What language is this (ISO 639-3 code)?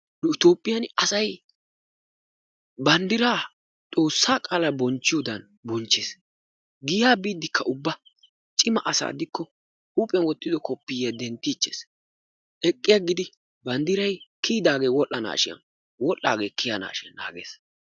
wal